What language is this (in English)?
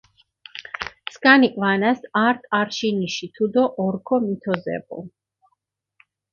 Mingrelian